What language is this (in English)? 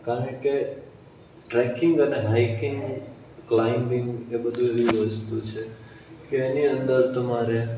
Gujarati